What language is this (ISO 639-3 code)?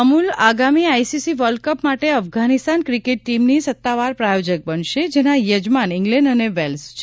guj